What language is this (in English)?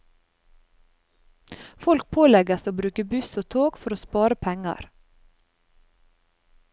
Norwegian